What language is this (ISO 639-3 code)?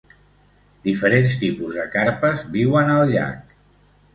cat